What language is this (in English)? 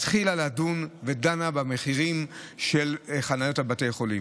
Hebrew